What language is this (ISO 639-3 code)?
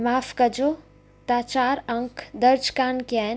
snd